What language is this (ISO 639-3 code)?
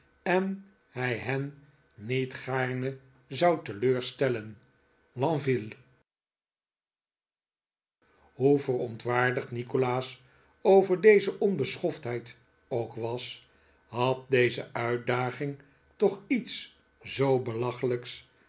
nld